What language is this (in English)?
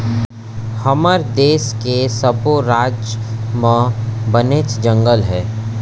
Chhattisgarhi